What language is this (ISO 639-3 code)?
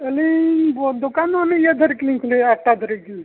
sat